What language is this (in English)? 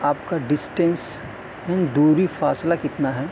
Urdu